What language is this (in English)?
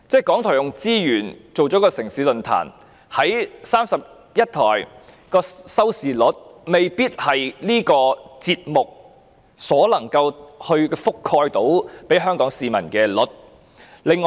Cantonese